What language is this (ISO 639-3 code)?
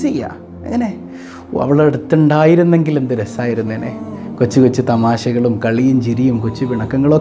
ara